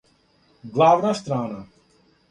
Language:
Serbian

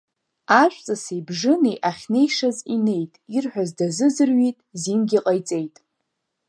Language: Abkhazian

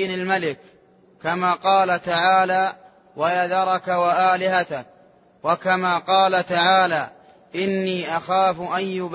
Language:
Arabic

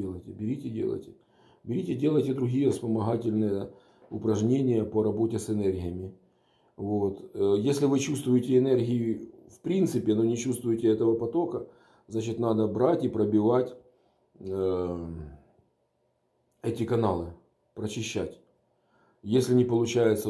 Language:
Russian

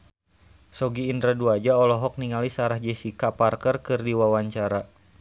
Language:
Sundanese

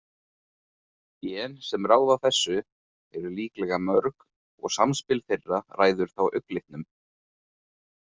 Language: Icelandic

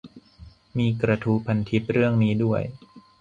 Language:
Thai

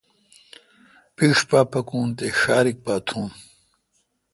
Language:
Kalkoti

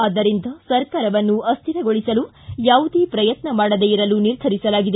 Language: Kannada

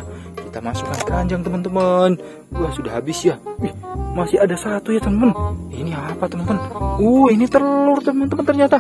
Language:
Indonesian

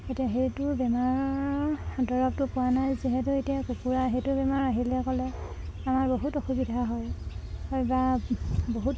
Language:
Assamese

